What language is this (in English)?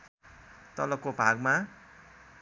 Nepali